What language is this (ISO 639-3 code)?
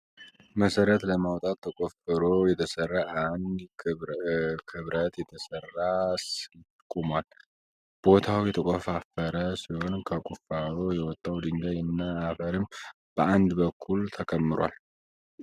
amh